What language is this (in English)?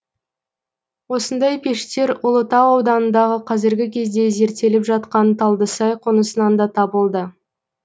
Kazakh